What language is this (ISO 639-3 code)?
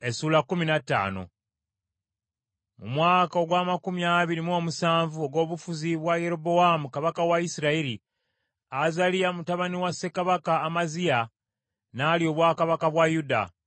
lug